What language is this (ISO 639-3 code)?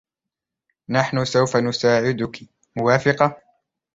ara